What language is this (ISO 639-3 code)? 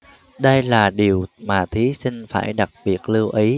vie